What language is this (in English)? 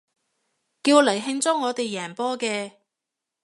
Cantonese